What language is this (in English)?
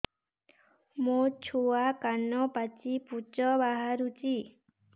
Odia